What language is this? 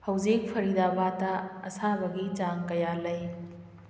Manipuri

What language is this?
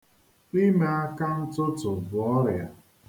Igbo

